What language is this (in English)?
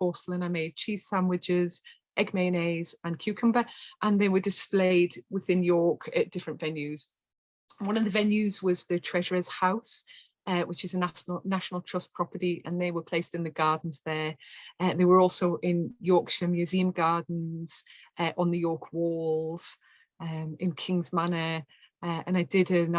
English